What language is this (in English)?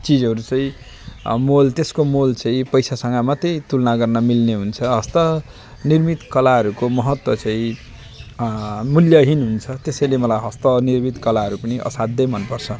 Nepali